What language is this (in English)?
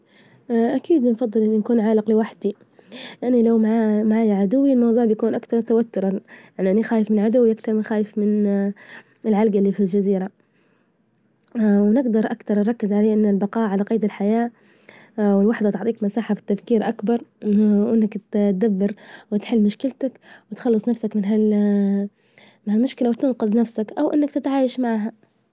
Libyan Arabic